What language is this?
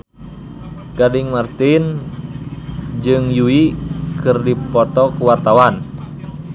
Sundanese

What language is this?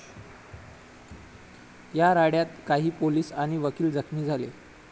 Marathi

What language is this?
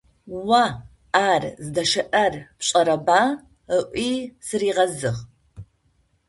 Adyghe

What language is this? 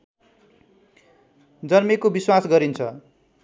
Nepali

